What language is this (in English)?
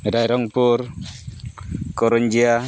Santali